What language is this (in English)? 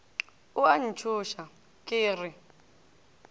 Northern Sotho